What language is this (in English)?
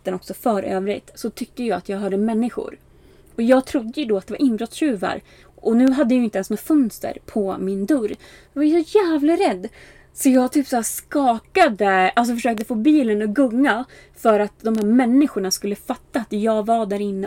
Swedish